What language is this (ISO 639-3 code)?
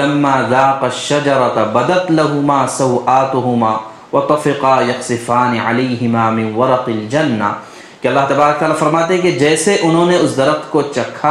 urd